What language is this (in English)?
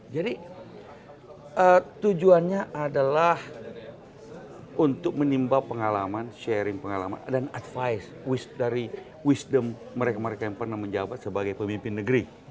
Indonesian